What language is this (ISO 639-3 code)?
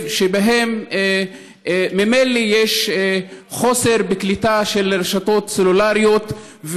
heb